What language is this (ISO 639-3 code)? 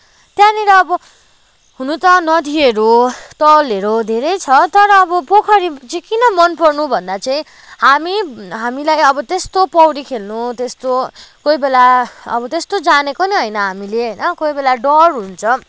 nep